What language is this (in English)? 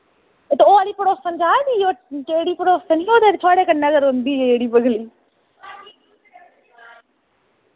Dogri